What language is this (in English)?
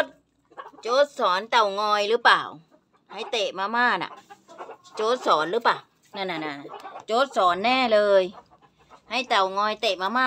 Thai